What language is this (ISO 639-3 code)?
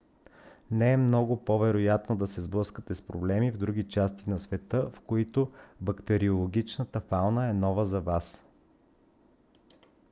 bul